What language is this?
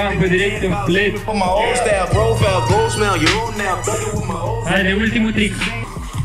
Romanian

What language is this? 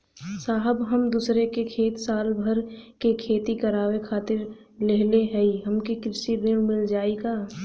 Bhojpuri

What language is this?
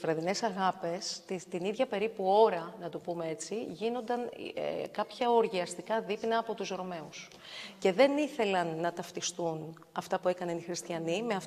Greek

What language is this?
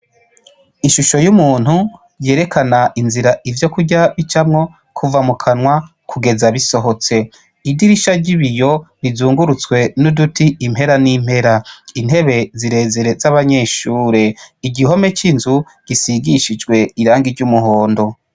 Rundi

